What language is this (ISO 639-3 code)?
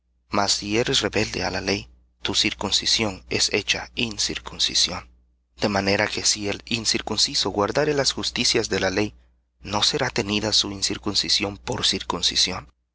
spa